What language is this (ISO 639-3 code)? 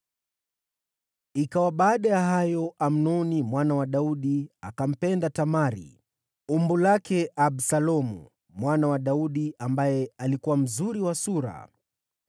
swa